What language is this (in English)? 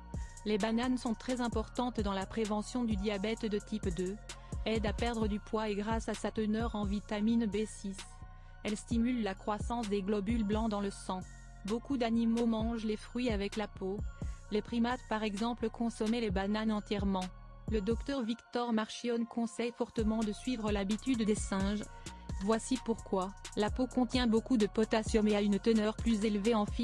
French